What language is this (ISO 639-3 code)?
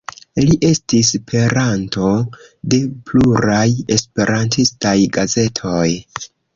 epo